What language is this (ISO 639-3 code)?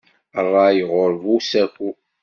kab